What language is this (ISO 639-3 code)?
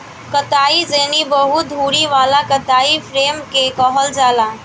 bho